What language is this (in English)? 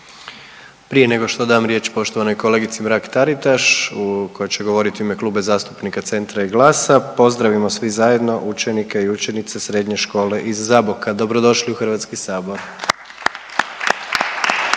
Croatian